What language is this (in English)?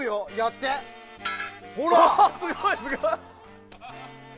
Japanese